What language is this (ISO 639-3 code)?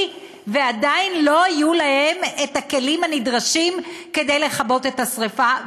heb